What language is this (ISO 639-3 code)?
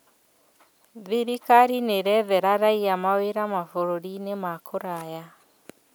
kik